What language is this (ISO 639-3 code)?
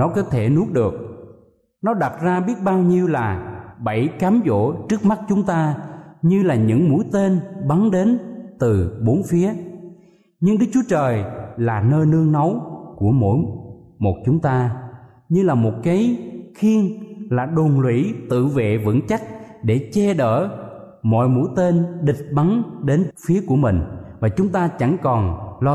vie